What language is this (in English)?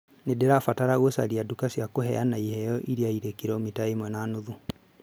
Kikuyu